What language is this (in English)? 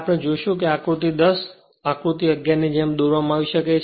Gujarati